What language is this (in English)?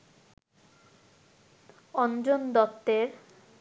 Bangla